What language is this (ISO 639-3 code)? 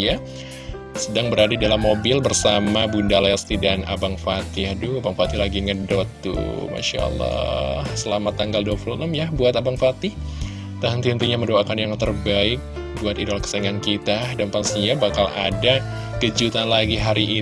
ind